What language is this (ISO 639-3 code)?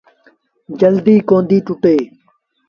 sbn